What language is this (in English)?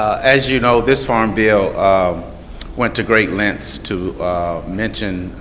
English